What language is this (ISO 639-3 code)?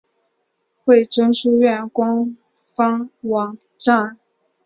zho